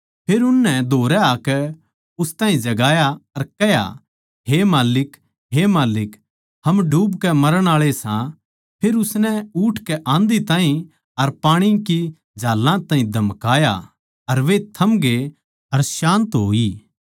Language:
Haryanvi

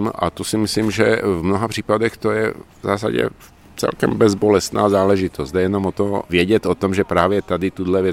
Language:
Czech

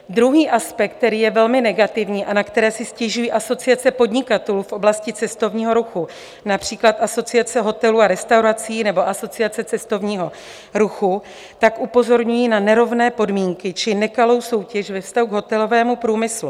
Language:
Czech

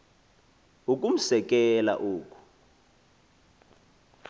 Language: Xhosa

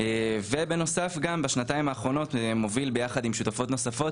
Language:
Hebrew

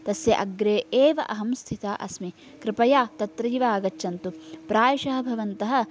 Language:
Sanskrit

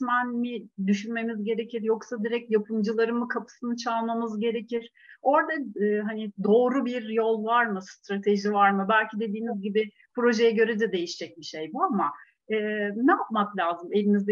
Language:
Turkish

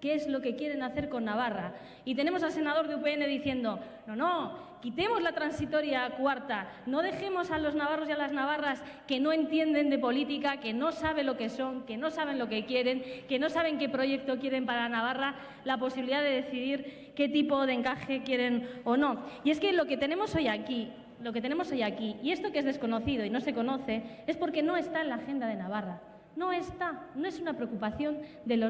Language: Spanish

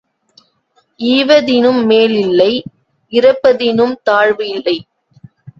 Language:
Tamil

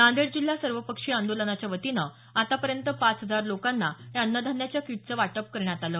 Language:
Marathi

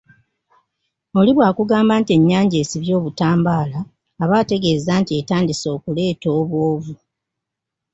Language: Ganda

